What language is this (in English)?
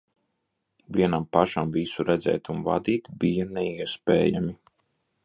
Latvian